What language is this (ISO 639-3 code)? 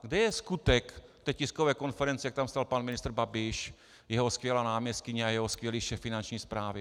ces